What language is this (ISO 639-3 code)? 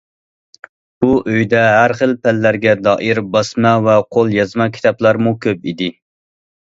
uig